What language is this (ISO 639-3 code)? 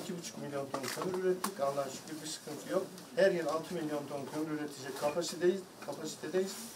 tur